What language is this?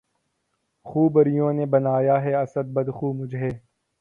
Urdu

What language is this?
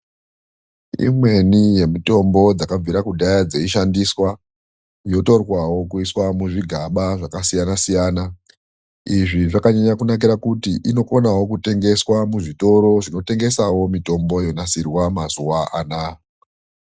Ndau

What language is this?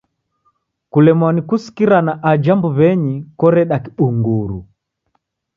Taita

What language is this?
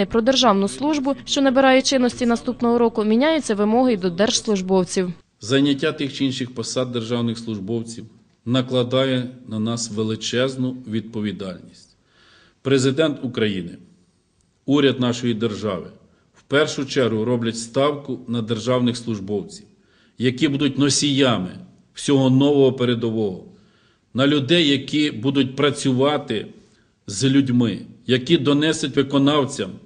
Ukrainian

